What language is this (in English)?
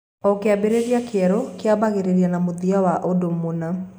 Kikuyu